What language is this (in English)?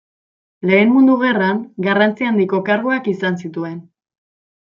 Basque